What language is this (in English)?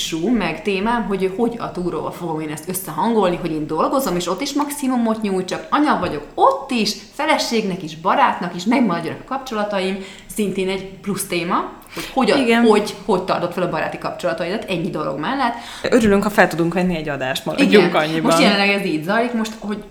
Hungarian